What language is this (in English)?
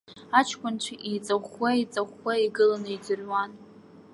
Abkhazian